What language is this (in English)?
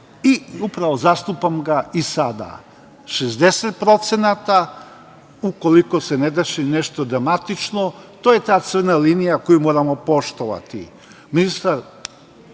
Serbian